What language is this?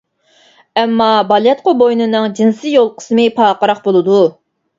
Uyghur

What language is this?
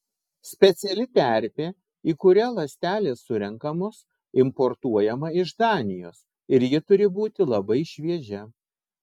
Lithuanian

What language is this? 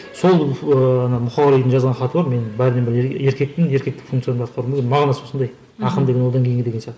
Kazakh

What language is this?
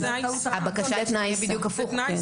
Hebrew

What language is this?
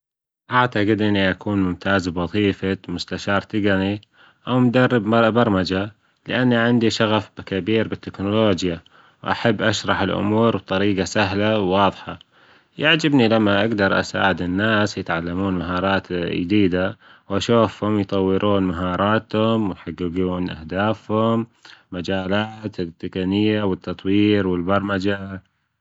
Gulf Arabic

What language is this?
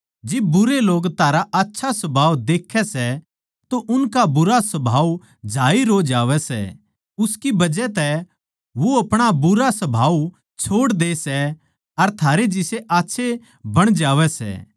Haryanvi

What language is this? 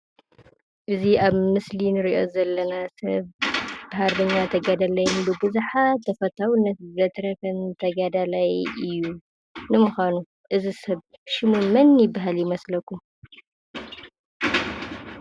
Tigrinya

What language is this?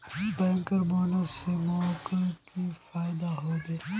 Magahi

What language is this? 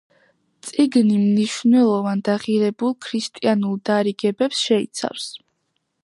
Georgian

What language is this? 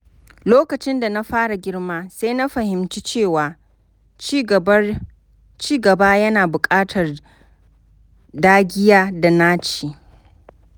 Hausa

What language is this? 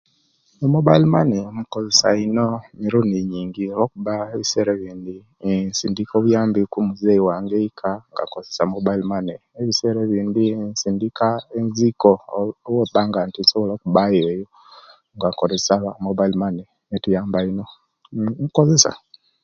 Kenyi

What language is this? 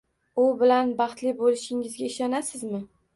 Uzbek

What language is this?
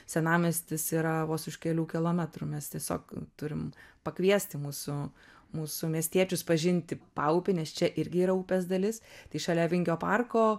Lithuanian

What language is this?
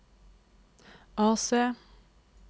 Norwegian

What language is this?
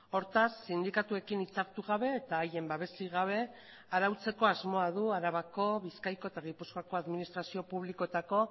Basque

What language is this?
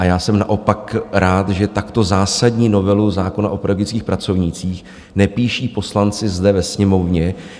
Czech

